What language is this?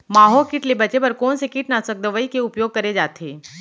Chhattisgarhi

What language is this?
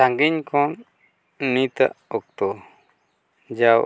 Santali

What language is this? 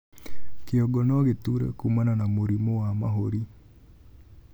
Kikuyu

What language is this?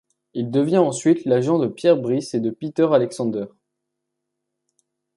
French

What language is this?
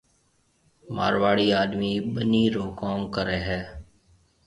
Marwari (Pakistan)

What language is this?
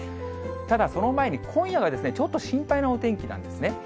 Japanese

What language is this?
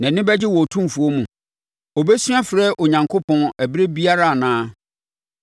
Akan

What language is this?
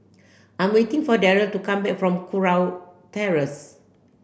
English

